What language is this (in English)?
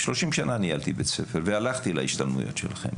Hebrew